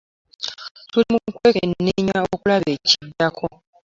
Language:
Ganda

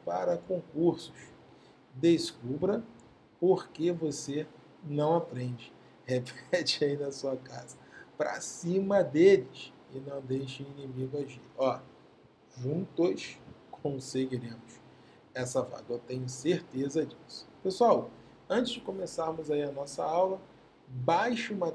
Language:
Portuguese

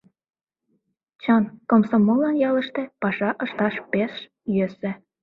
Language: Mari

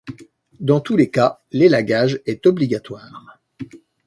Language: French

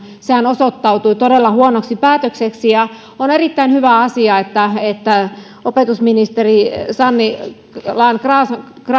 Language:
Finnish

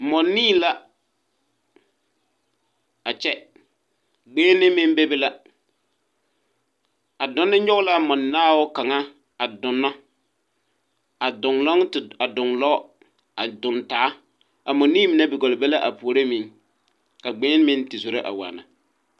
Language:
Southern Dagaare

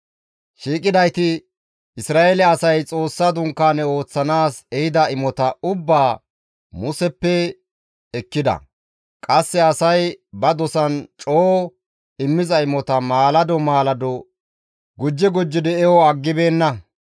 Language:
Gamo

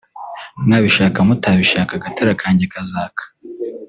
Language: Kinyarwanda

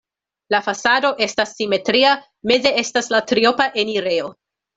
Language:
Esperanto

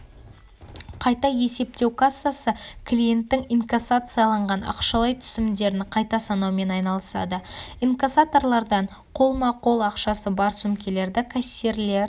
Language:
Kazakh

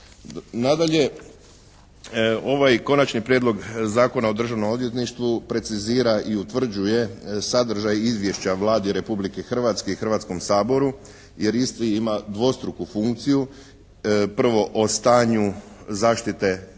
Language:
Croatian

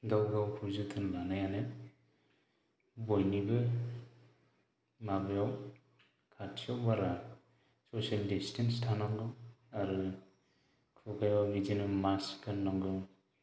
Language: Bodo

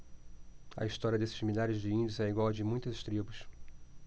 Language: Portuguese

